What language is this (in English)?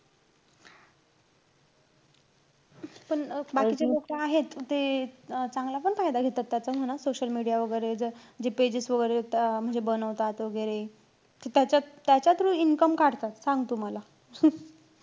Marathi